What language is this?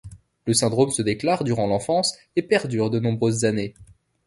French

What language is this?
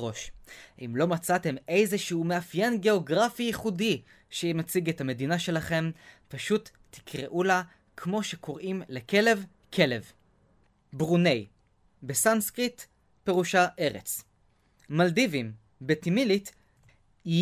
Hebrew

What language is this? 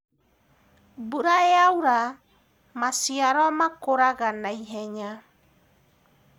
Kikuyu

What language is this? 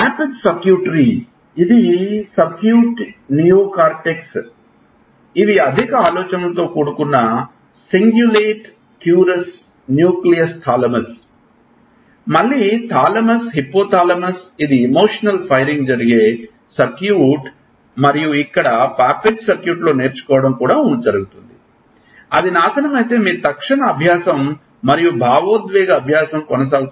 Telugu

